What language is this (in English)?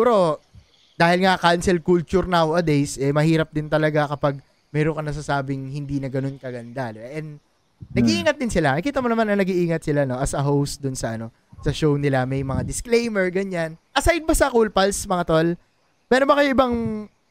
Filipino